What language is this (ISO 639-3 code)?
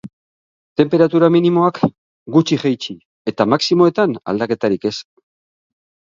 eus